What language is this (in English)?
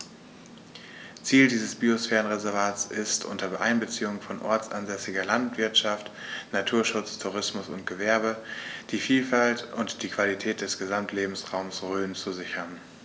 German